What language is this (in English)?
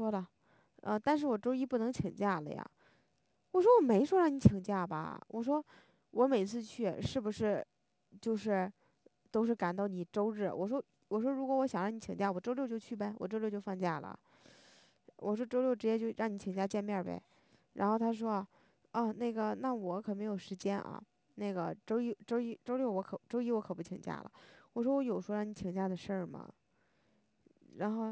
Chinese